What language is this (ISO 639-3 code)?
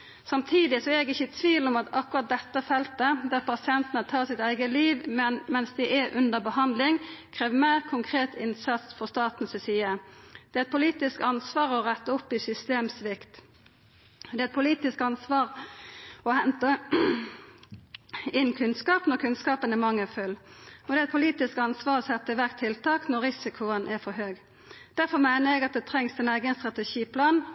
nno